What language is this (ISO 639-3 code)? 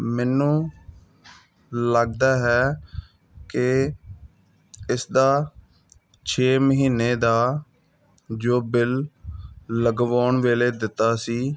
pan